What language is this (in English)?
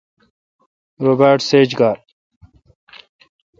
Kalkoti